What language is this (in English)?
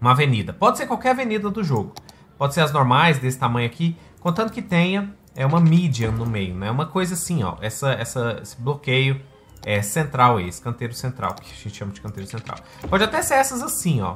Portuguese